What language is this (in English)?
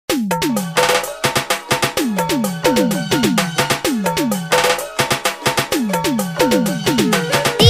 Indonesian